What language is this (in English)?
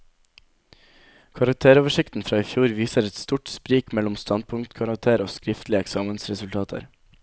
Norwegian